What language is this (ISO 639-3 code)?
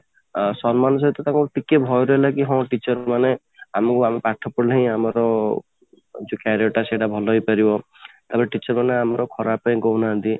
ori